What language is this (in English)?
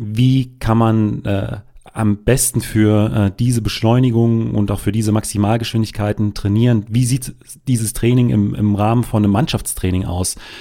German